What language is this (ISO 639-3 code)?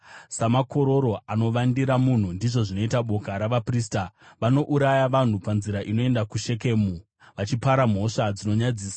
sna